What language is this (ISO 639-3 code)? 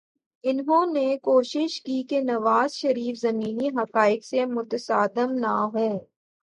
urd